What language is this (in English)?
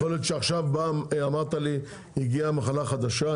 Hebrew